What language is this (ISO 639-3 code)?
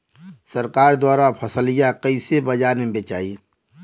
bho